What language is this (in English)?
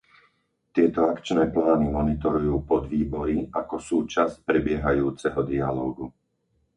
Slovak